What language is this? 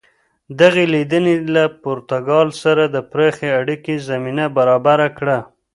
Pashto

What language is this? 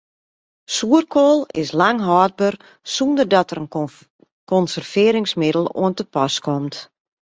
Western Frisian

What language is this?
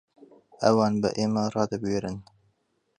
Central Kurdish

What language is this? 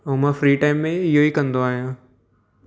Sindhi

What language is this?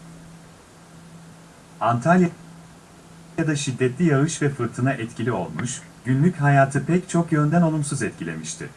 Turkish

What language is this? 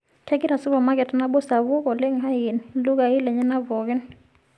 Masai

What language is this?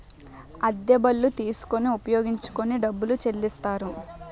Telugu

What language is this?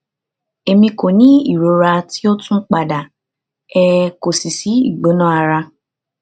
Yoruba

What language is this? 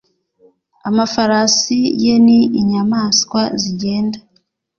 Kinyarwanda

